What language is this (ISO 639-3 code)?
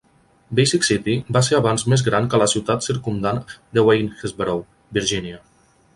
cat